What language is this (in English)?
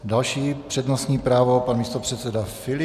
Czech